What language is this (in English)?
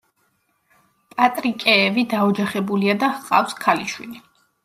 Georgian